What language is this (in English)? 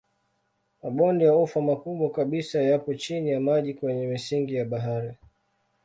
Swahili